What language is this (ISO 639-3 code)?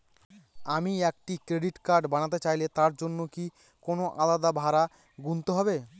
ben